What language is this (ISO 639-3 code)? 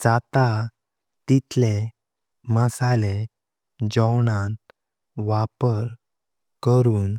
kok